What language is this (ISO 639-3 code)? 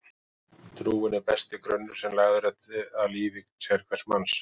isl